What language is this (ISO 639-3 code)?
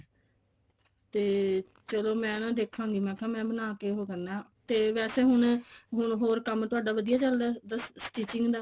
pan